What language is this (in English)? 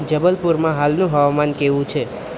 Gujarati